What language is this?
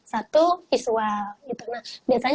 Indonesian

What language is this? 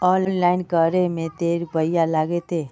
Magahi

